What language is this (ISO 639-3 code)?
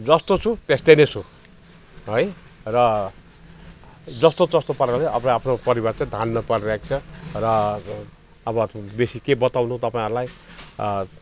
nep